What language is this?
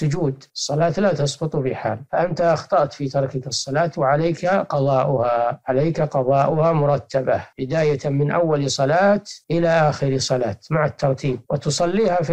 Arabic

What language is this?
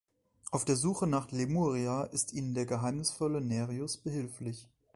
German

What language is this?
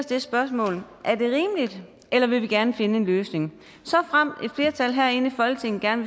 Danish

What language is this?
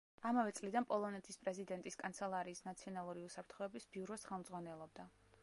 Georgian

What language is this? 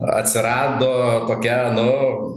Lithuanian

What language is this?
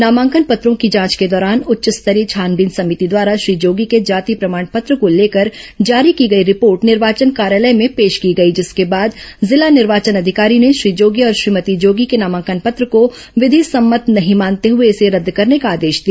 Hindi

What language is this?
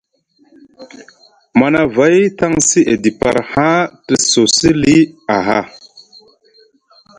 Musgu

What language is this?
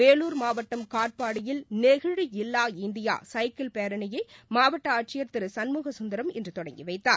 Tamil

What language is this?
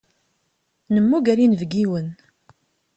Kabyle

